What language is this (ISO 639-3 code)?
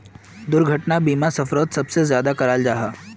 mag